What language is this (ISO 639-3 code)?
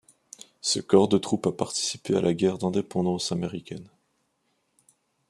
fra